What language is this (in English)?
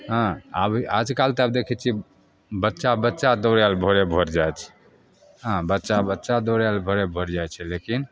Maithili